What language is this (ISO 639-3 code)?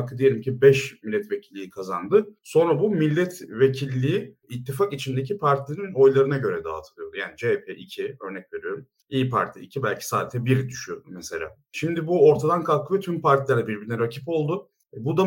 tur